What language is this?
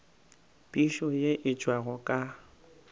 Northern Sotho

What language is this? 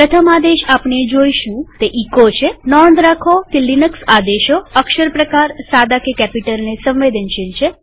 Gujarati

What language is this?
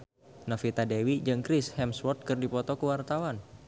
Sundanese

